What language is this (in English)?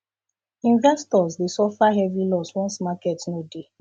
Nigerian Pidgin